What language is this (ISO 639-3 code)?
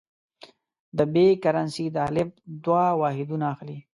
pus